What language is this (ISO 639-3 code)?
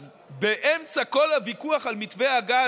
heb